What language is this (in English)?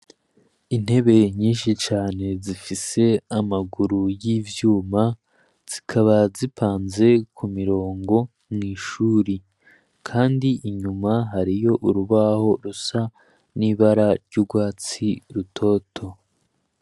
Rundi